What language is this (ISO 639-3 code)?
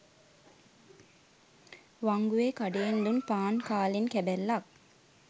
sin